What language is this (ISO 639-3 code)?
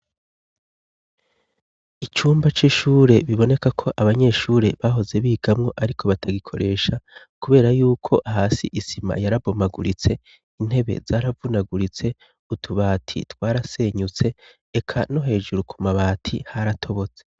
run